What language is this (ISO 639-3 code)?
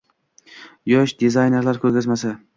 uzb